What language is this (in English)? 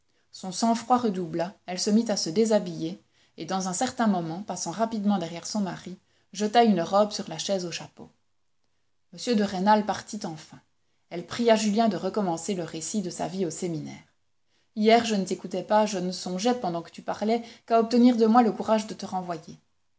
French